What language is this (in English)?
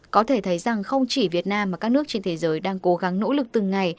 Vietnamese